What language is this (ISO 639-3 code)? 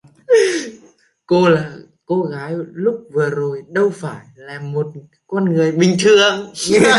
vie